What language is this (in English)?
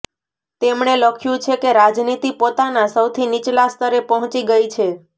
Gujarati